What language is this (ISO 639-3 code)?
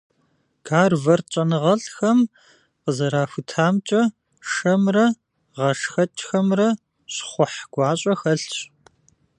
kbd